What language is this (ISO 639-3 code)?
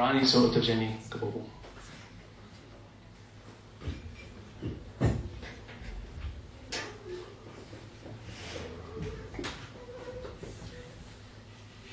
ces